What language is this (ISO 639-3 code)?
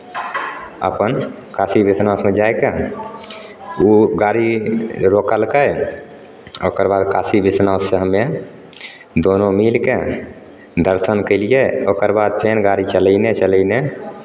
mai